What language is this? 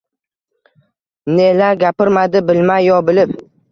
Uzbek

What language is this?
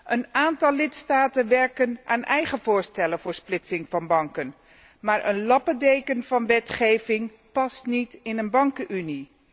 Dutch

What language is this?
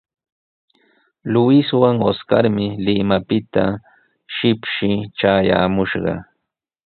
Sihuas Ancash Quechua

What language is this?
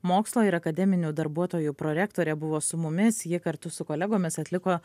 Lithuanian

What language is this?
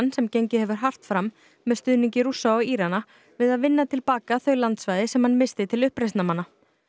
Icelandic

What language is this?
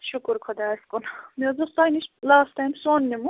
Kashmiri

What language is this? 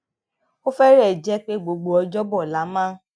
Yoruba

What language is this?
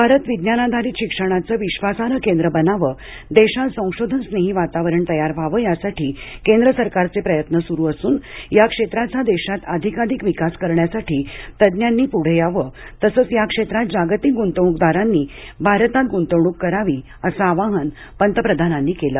Marathi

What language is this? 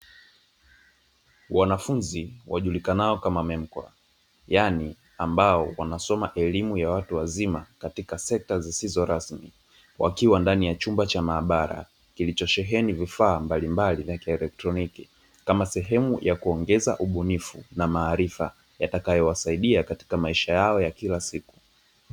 Swahili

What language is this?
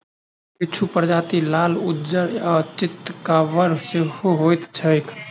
Maithili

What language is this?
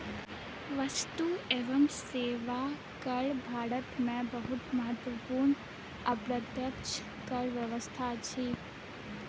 Maithili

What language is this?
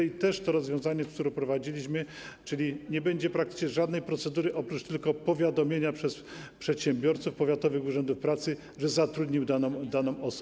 Polish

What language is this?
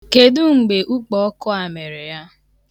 Igbo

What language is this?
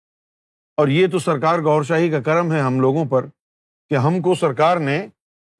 Urdu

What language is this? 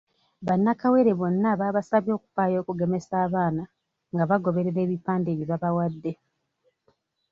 Ganda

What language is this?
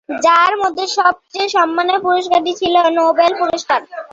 Bangla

